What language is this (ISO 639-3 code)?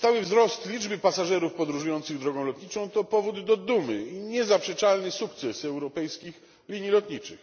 pol